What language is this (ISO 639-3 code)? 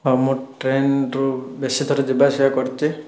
ori